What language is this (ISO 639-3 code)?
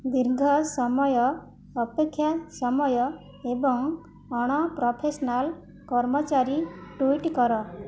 ori